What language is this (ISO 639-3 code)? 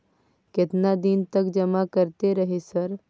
mai